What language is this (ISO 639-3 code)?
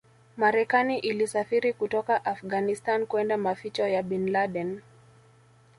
swa